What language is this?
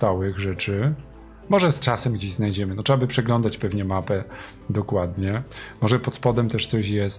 Polish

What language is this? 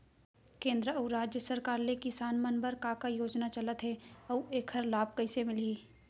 Chhattisgarhi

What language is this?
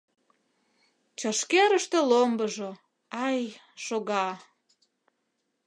Mari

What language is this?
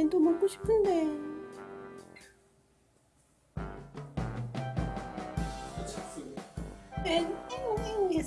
Korean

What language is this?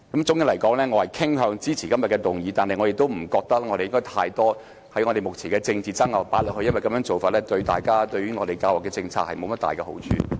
Cantonese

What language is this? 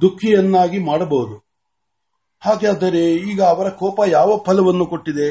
Marathi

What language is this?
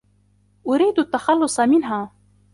Arabic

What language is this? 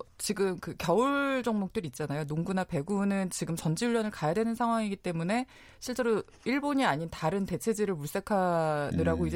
Korean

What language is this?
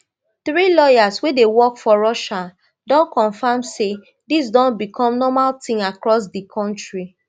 Nigerian Pidgin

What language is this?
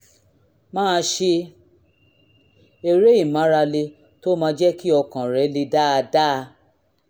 Yoruba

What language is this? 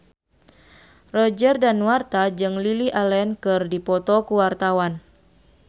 Sundanese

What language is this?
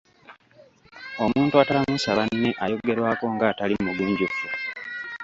Ganda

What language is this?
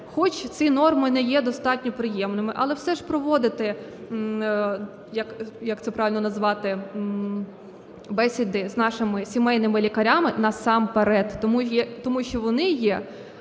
Ukrainian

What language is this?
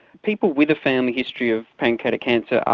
English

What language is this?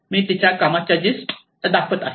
Marathi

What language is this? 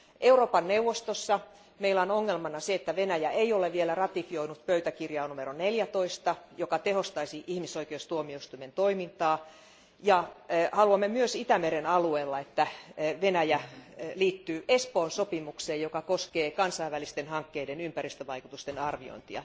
Finnish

